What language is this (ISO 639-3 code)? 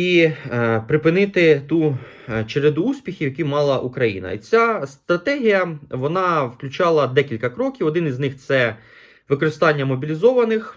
ukr